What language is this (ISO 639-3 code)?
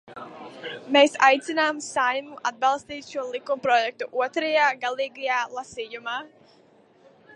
lav